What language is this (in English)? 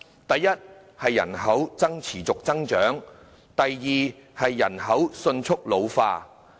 Cantonese